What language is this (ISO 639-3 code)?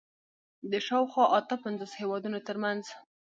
pus